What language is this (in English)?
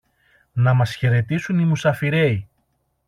Greek